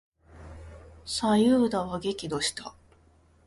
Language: Japanese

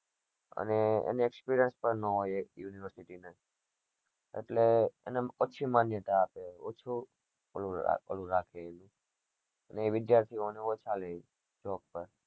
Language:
Gujarati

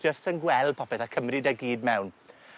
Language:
Welsh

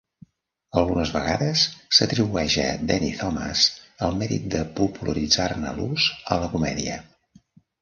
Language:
Catalan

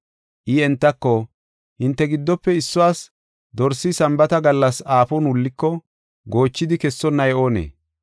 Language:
Gofa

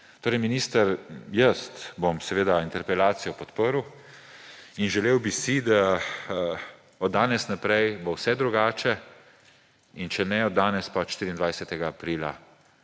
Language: Slovenian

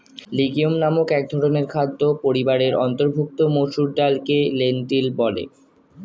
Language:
Bangla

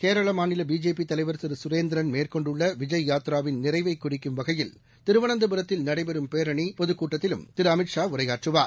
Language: Tamil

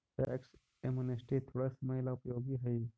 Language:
Magahi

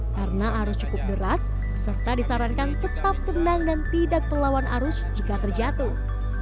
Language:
Indonesian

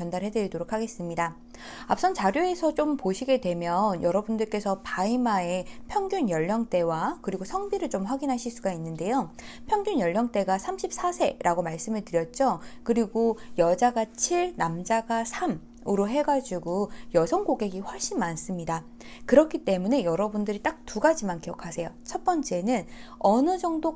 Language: Korean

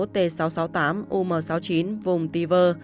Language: Vietnamese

